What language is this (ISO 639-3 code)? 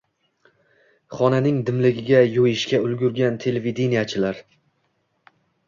uzb